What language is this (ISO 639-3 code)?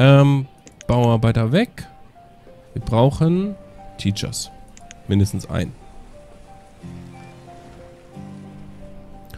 deu